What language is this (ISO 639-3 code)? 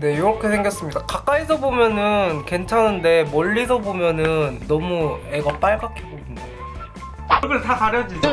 kor